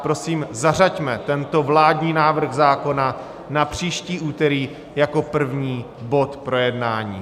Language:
Czech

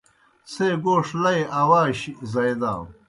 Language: Kohistani Shina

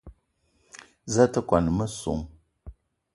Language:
Eton (Cameroon)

